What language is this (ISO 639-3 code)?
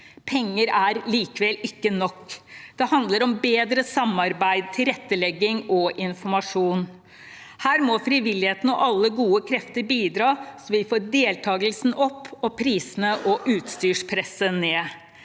nor